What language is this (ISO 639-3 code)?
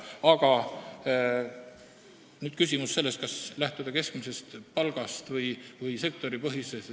est